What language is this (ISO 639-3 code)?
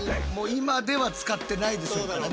jpn